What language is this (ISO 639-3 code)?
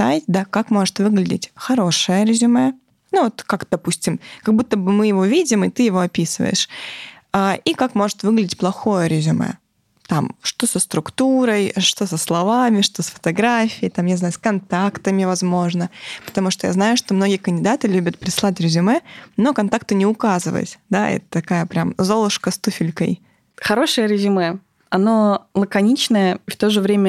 rus